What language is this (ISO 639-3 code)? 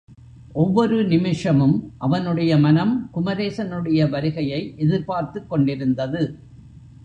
tam